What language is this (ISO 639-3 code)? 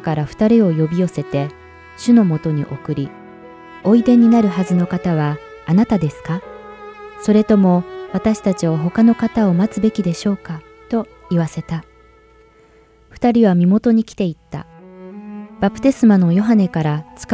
jpn